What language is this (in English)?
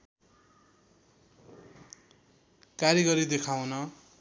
Nepali